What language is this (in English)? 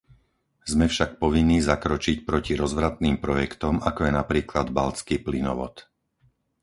Slovak